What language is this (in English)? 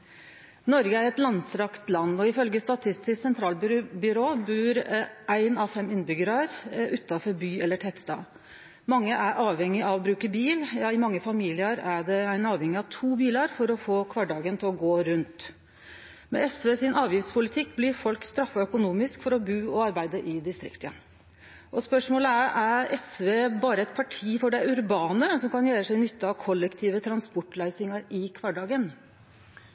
Norwegian Nynorsk